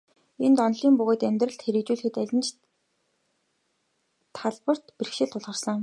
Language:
Mongolian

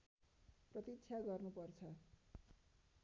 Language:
Nepali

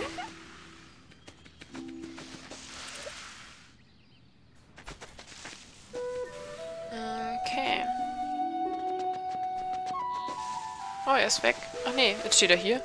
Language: German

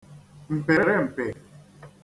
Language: Igbo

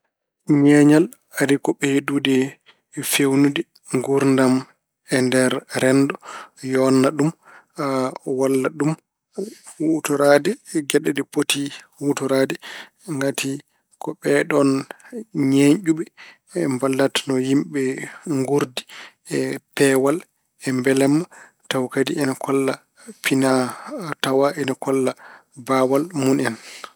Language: Fula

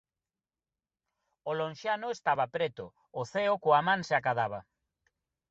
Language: Galician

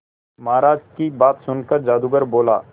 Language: Hindi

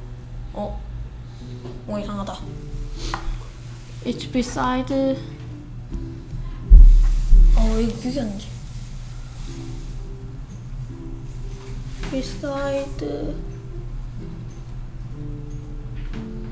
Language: Korean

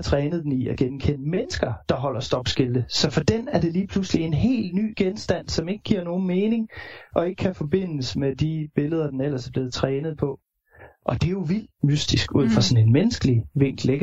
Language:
Danish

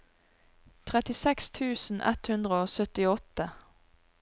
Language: Norwegian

